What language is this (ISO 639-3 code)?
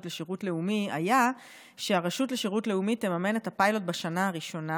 heb